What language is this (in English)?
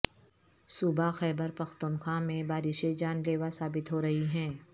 Urdu